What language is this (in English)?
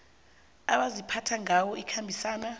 South Ndebele